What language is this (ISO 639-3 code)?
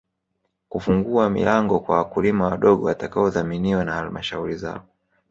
swa